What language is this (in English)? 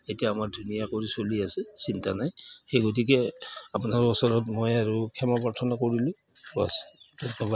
Assamese